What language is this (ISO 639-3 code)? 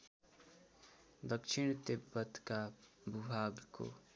nep